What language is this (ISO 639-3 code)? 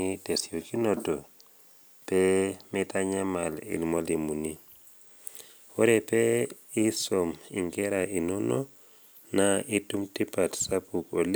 mas